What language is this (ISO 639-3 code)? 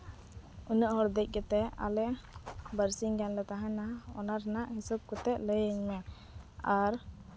sat